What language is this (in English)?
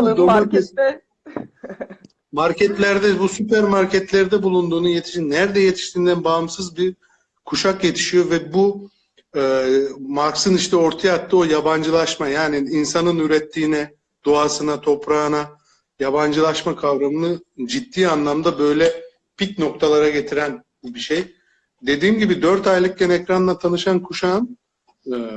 Turkish